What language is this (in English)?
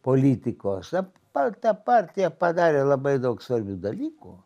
Lithuanian